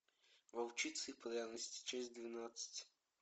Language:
Russian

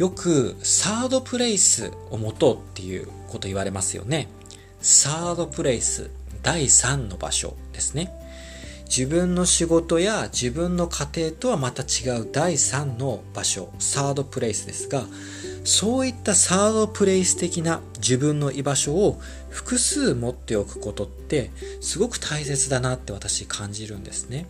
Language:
Japanese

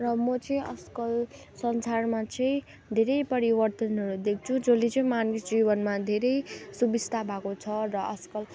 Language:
Nepali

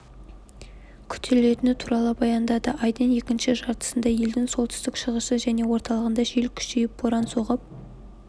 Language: Kazakh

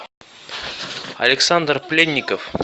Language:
Russian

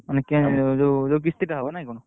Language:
Odia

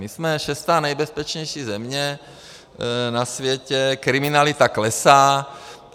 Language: Czech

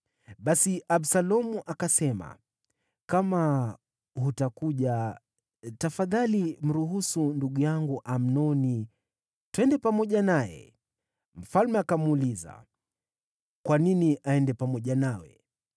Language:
Swahili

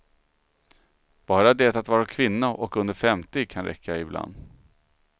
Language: Swedish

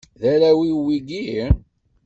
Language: Kabyle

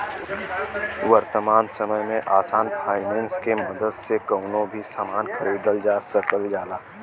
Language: Bhojpuri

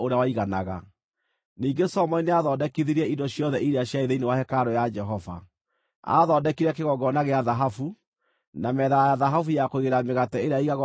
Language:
Kikuyu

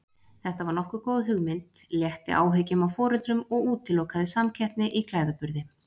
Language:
Icelandic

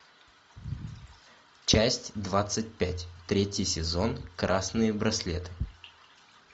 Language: Russian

